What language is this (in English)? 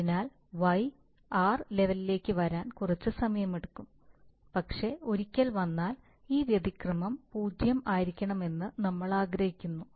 Malayalam